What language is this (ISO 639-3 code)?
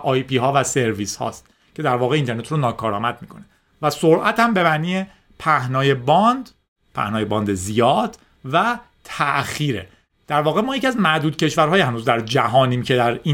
fas